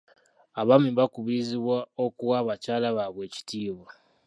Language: Ganda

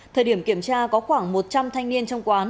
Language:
Vietnamese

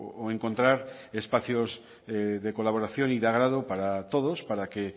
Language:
Spanish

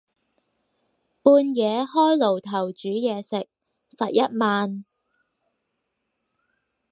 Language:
Cantonese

